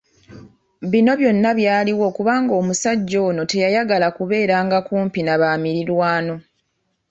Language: Ganda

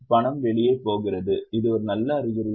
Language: Tamil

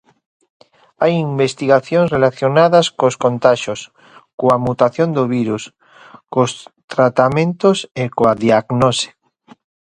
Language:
Galician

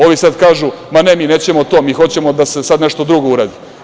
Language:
Serbian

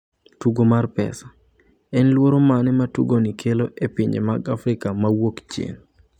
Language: Luo (Kenya and Tanzania)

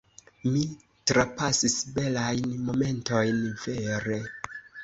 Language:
Esperanto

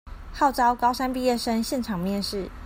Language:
Chinese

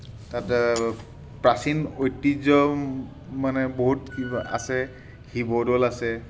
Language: Assamese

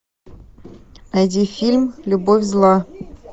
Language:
Russian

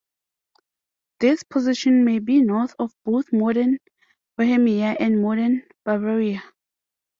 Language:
English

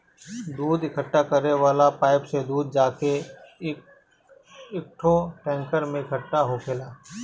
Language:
Bhojpuri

